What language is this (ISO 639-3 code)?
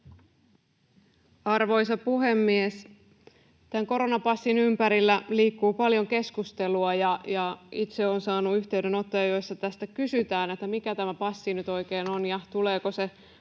fin